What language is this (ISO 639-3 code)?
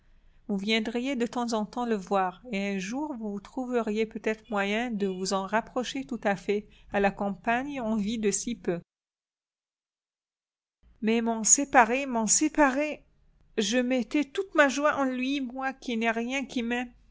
fra